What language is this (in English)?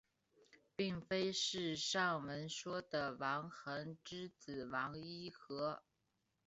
Chinese